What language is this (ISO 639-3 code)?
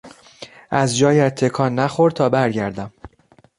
fas